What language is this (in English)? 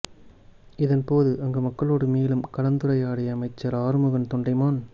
Tamil